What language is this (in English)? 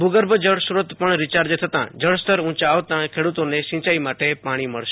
Gujarati